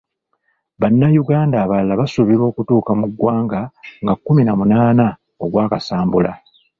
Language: Ganda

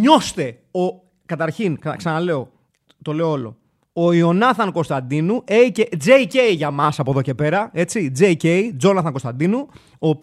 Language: Greek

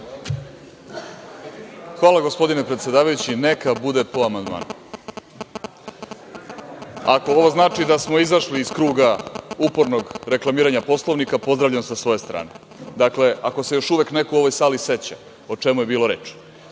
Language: Serbian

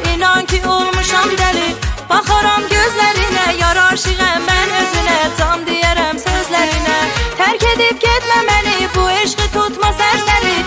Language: Turkish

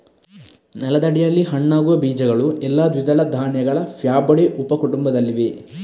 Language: Kannada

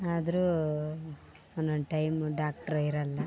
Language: Kannada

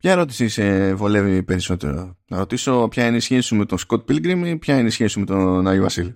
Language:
Greek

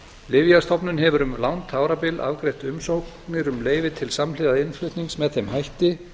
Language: Icelandic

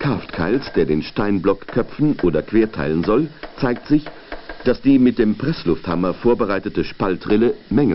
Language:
German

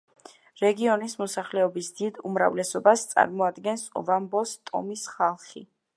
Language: Georgian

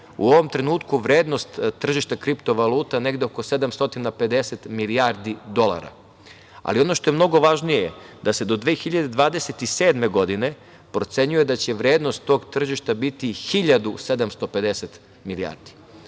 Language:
Serbian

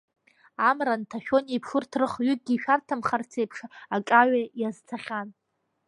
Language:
Abkhazian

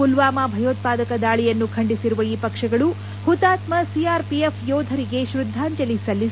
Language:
Kannada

